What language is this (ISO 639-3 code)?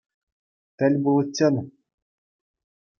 chv